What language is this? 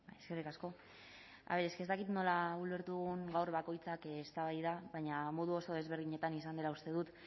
Basque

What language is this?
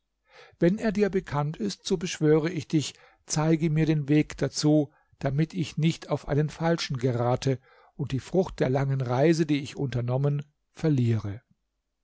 German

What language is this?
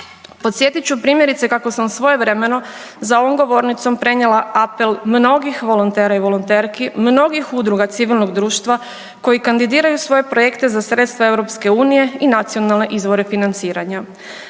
Croatian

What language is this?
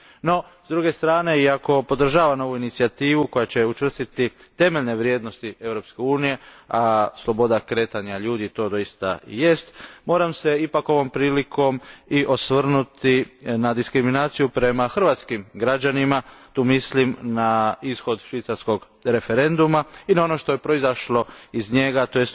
Croatian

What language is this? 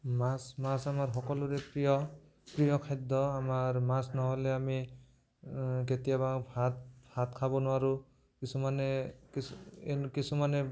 Assamese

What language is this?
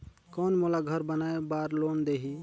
Chhattisgarhi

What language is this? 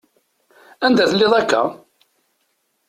Kabyle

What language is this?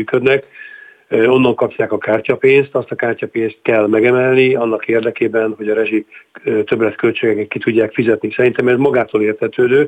Hungarian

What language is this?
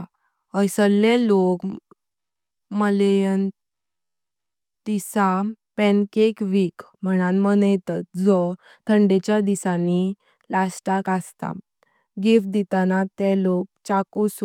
Konkani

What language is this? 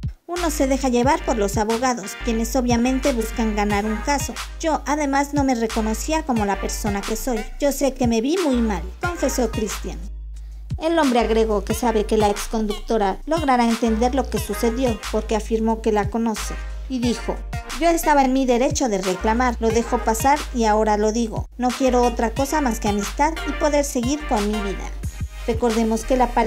Spanish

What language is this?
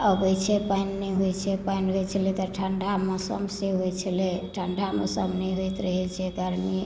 Maithili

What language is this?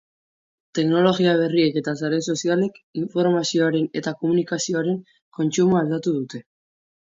Basque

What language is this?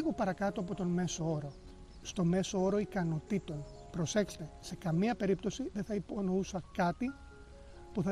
Greek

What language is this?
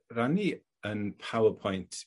Welsh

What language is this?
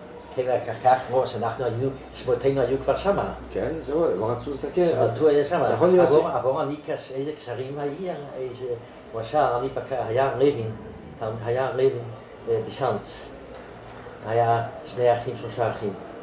Hebrew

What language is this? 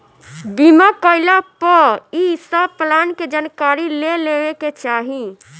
Bhojpuri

